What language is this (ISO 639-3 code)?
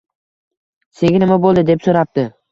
uzb